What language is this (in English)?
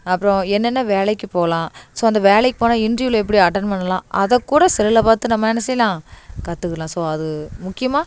Tamil